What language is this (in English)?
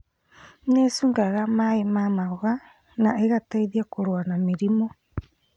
Kikuyu